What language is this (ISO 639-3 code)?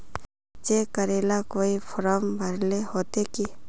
mag